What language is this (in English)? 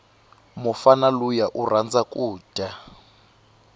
Tsonga